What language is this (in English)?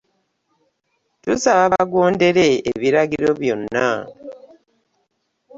Ganda